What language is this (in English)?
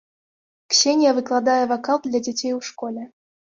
Belarusian